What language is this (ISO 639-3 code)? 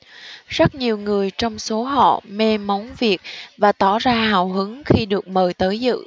vie